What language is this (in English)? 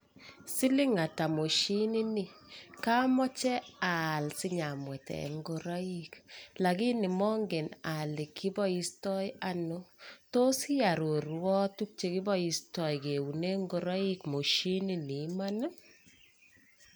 Kalenjin